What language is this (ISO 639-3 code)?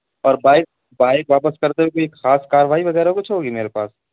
urd